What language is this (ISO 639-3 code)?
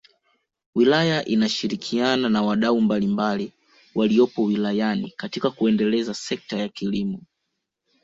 swa